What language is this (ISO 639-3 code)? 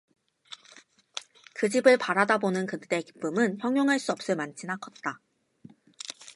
kor